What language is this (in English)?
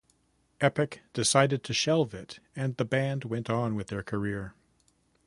English